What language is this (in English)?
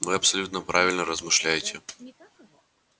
Russian